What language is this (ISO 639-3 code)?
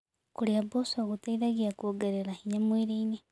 kik